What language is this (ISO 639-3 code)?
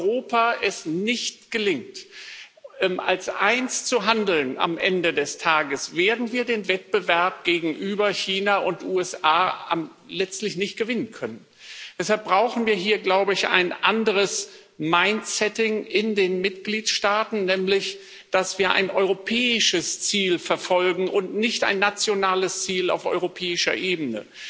deu